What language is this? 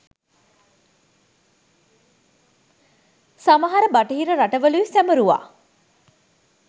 Sinhala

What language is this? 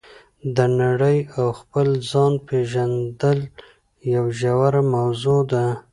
Pashto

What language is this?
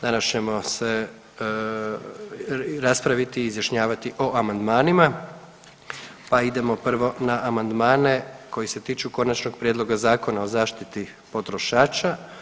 Croatian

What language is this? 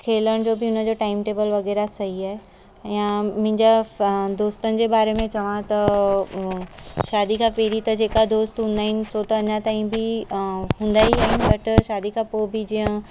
Sindhi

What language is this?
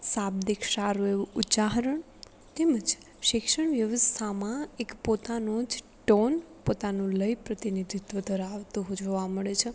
Gujarati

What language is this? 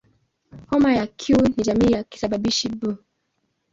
Swahili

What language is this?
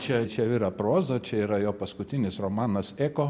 Lithuanian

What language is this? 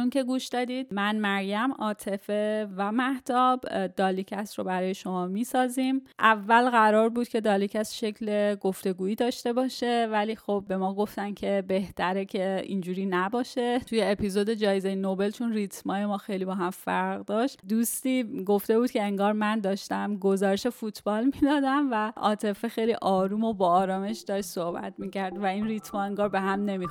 Persian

